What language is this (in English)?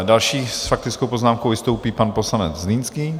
Czech